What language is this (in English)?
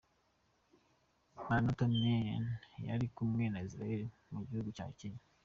Kinyarwanda